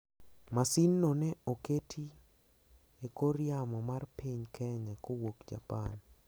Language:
Luo (Kenya and Tanzania)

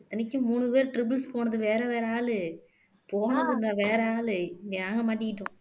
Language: Tamil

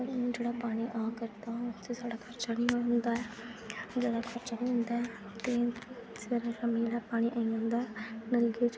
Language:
Dogri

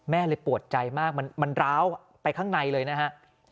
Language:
Thai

